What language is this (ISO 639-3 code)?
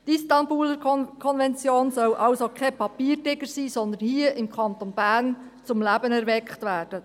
gsw